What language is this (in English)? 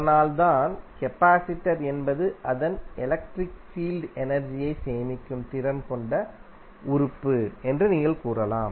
Tamil